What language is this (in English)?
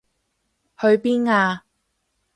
Cantonese